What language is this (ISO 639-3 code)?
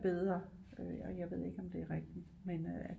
dan